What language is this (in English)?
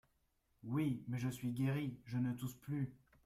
French